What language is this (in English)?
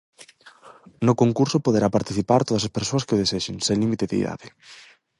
Galician